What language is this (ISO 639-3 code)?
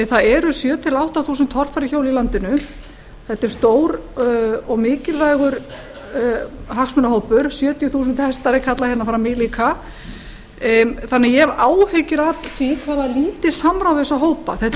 isl